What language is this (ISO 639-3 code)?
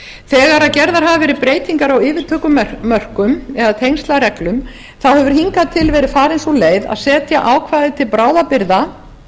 isl